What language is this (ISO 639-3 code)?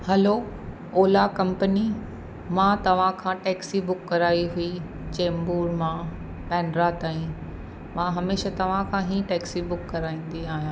snd